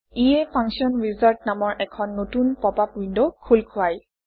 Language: Assamese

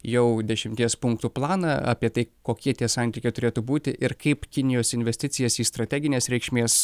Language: Lithuanian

